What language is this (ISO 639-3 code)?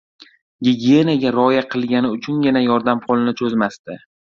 uzb